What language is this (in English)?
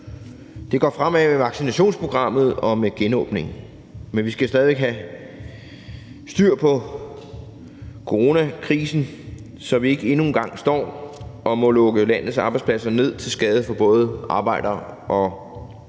Danish